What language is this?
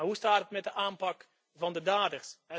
Dutch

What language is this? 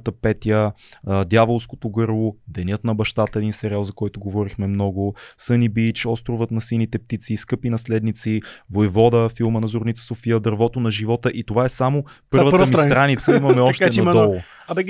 Bulgarian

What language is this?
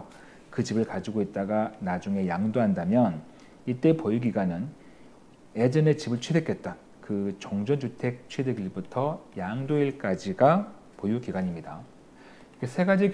Korean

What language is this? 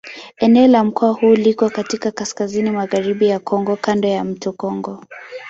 Swahili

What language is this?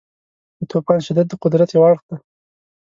Pashto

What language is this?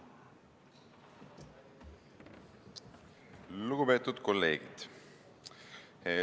Estonian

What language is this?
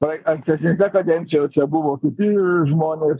Lithuanian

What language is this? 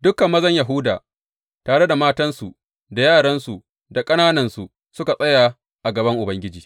Hausa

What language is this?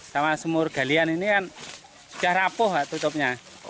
Indonesian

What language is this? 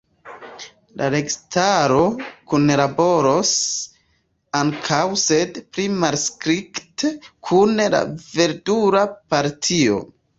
Esperanto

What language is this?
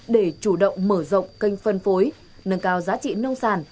Vietnamese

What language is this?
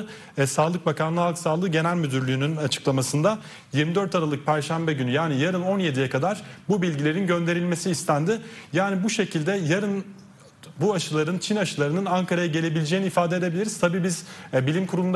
Turkish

